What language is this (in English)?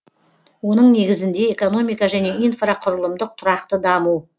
Kazakh